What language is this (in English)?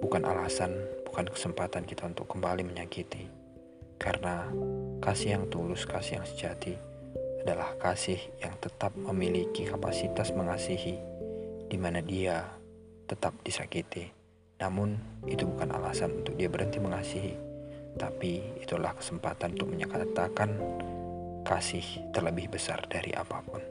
Indonesian